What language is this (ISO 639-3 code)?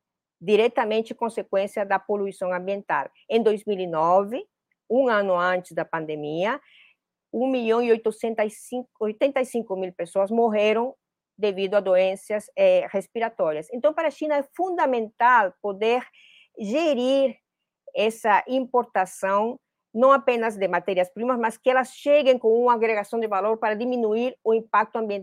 por